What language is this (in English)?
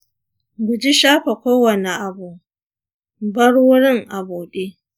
Hausa